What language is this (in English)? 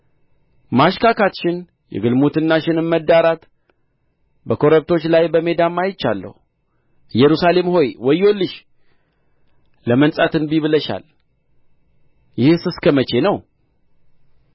Amharic